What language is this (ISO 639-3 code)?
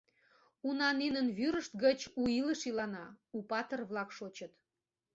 chm